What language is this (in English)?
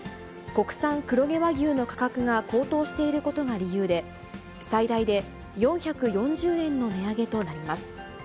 Japanese